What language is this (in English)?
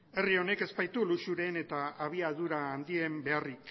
Basque